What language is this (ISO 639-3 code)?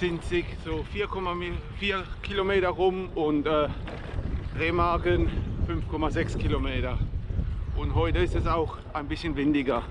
deu